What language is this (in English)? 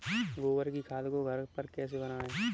Hindi